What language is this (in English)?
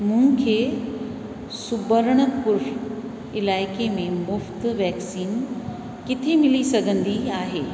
Sindhi